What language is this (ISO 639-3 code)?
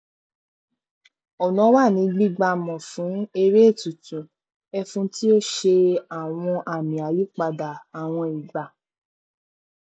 yor